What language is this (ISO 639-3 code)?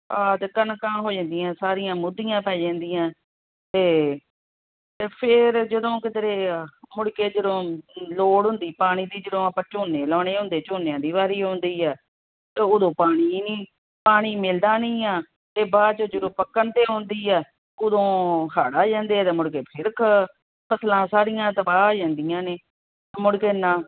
pan